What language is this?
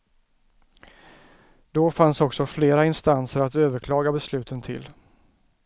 Swedish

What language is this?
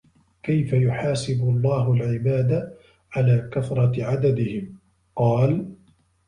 Arabic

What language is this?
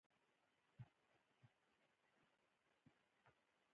Pashto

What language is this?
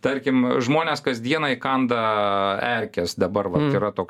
Lithuanian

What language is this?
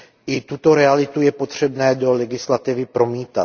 Czech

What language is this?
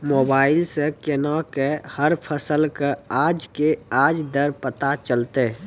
Maithili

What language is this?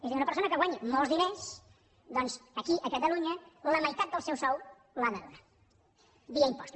Catalan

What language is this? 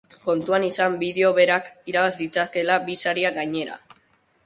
Basque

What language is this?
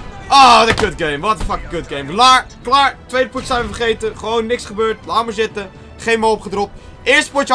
Dutch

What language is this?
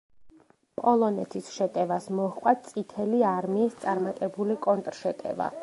Georgian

